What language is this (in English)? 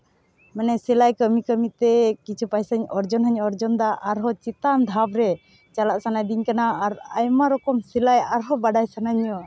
Santali